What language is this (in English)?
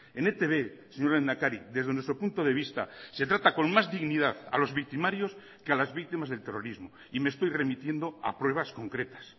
Spanish